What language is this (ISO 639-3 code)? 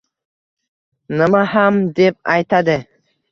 uzb